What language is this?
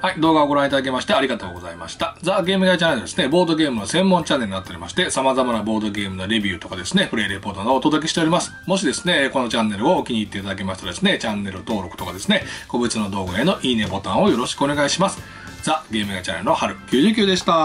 Japanese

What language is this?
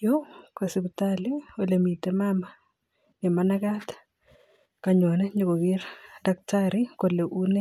Kalenjin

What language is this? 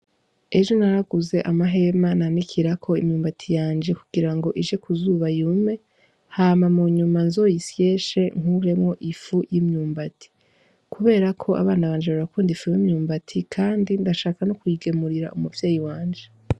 Rundi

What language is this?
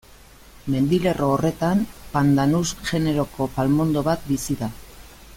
Basque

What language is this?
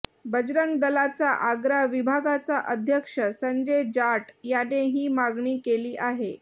Marathi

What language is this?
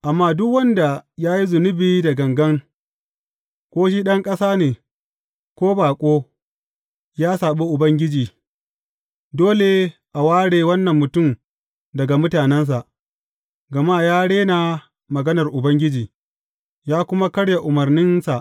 Hausa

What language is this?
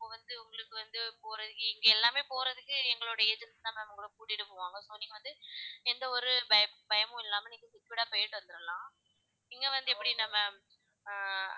Tamil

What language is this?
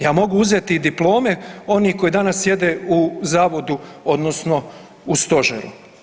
Croatian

